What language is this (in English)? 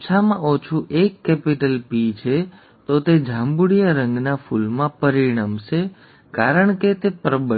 Gujarati